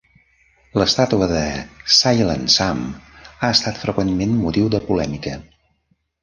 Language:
Catalan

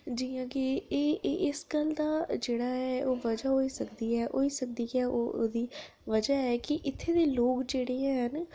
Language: Dogri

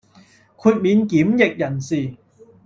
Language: Cantonese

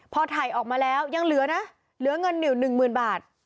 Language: Thai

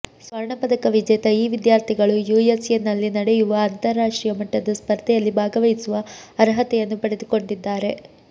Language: Kannada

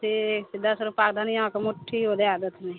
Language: Maithili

